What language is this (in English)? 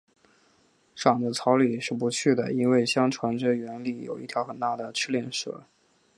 Chinese